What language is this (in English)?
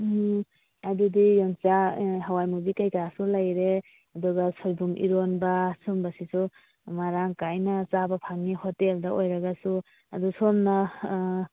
Manipuri